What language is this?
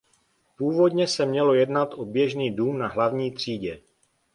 Czech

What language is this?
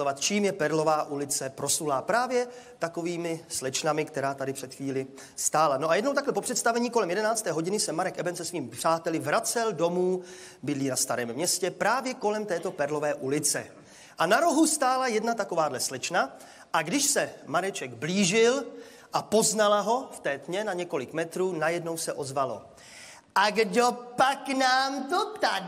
Czech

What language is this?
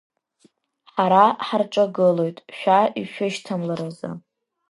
Abkhazian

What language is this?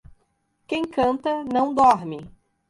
Portuguese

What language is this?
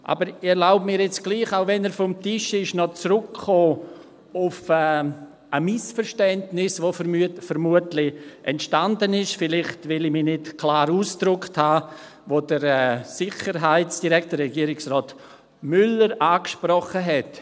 Swiss German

